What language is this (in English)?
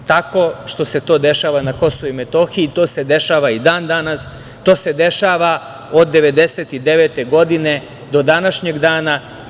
Serbian